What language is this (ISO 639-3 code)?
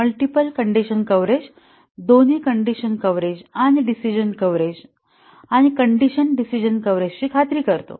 mar